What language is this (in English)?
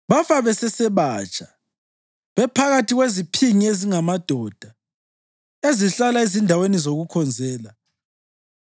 North Ndebele